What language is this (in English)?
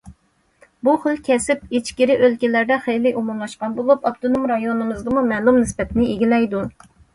Uyghur